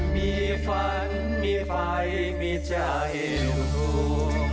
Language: Thai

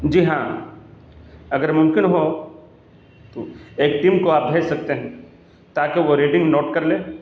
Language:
Urdu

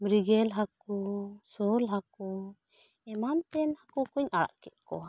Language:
Santali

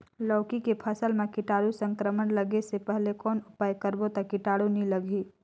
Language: Chhattisgarhi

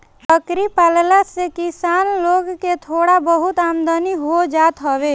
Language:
Bhojpuri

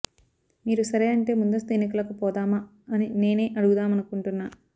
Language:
Telugu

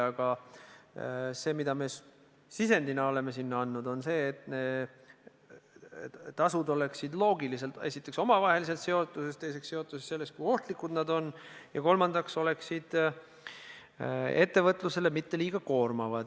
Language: Estonian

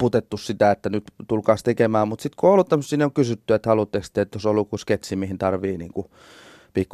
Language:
Finnish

